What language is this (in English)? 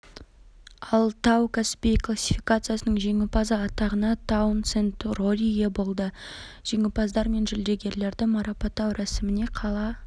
Kazakh